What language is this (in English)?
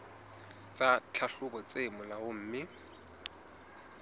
Southern Sotho